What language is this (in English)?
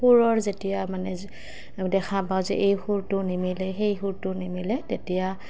Assamese